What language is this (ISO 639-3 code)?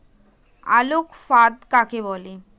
ben